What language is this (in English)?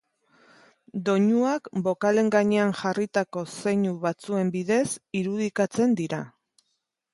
Basque